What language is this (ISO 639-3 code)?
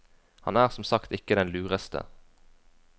nor